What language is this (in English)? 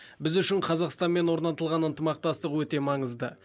Kazakh